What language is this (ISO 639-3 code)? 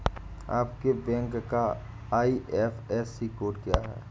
hin